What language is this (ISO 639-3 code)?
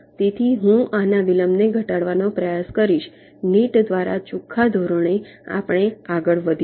guj